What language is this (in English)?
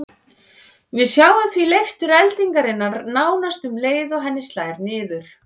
Icelandic